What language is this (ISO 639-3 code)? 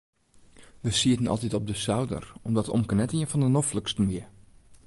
fry